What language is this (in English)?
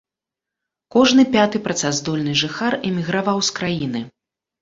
Belarusian